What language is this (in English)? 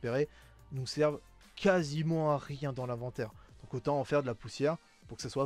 French